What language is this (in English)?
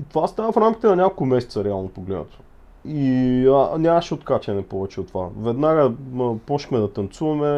Bulgarian